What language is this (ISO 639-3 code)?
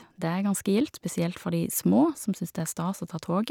nor